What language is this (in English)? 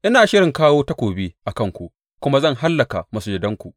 Hausa